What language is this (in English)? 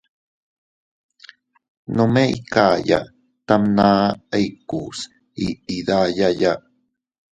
Teutila Cuicatec